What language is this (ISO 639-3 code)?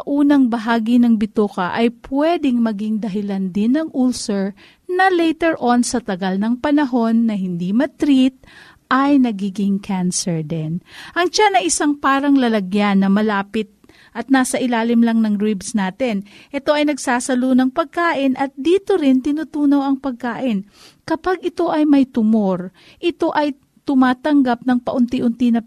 fil